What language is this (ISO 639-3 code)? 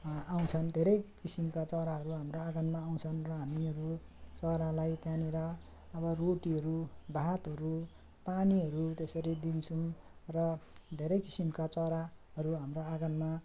nep